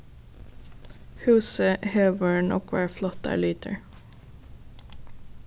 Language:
Faroese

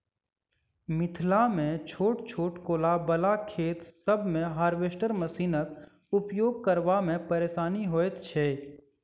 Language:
Maithili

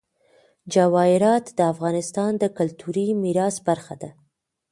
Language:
Pashto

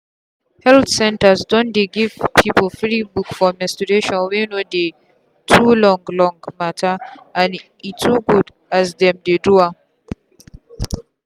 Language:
Nigerian Pidgin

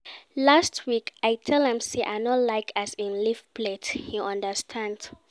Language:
Nigerian Pidgin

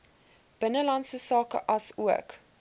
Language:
Afrikaans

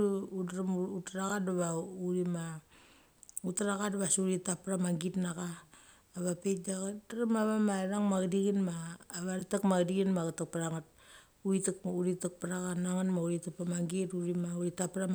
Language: Mali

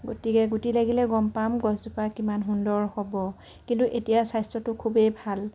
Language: Assamese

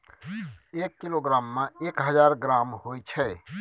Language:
Maithili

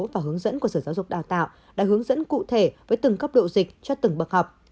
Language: Vietnamese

